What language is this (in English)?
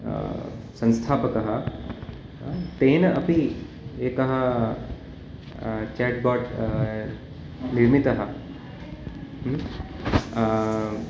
Sanskrit